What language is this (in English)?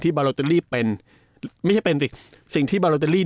Thai